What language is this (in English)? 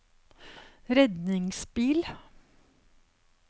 Norwegian